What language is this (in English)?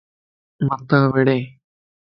Lasi